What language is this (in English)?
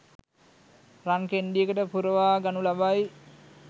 Sinhala